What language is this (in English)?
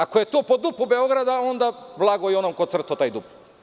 Serbian